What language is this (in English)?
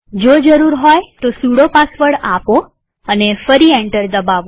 Gujarati